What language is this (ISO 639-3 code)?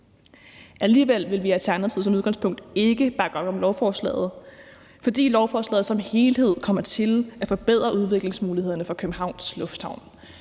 dan